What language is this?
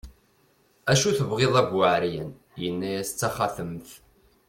Kabyle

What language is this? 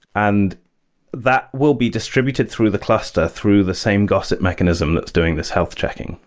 English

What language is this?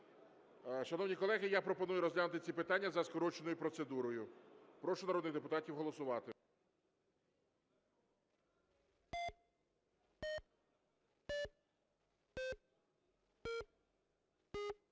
Ukrainian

